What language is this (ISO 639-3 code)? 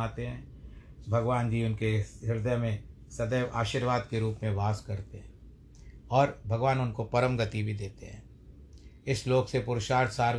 hin